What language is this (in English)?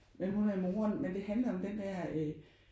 Danish